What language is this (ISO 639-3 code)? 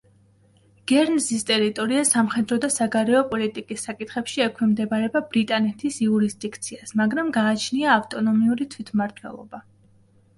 kat